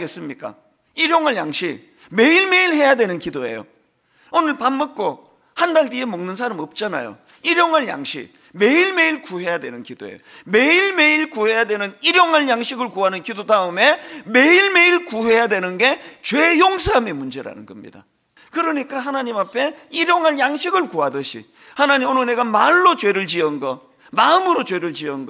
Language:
Korean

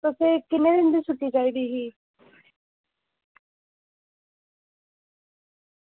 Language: Dogri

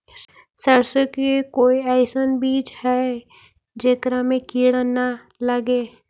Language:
Magahi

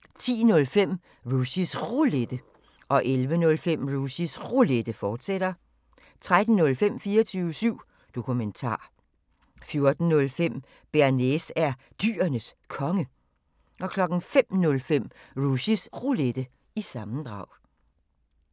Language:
Danish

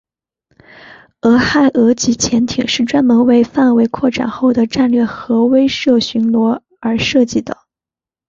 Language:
Chinese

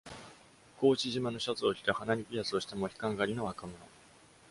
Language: Japanese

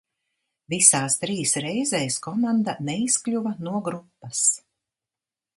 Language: Latvian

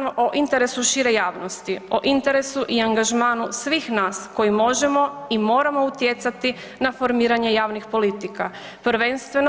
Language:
Croatian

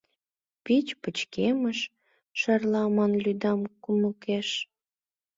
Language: Mari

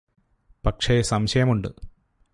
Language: Malayalam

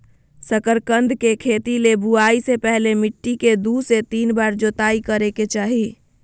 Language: Magahi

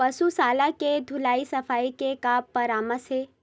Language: Chhattisgarhi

